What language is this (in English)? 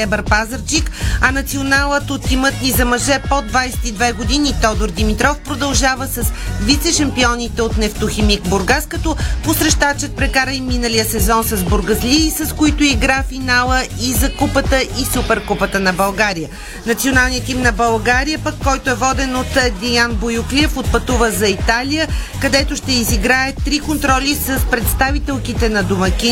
Bulgarian